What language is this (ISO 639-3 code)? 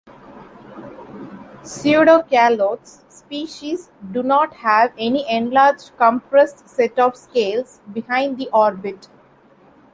eng